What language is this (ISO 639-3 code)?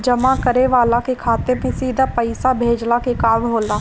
bho